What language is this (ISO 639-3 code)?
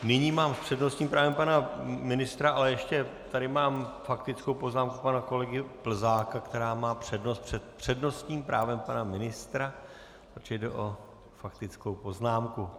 ces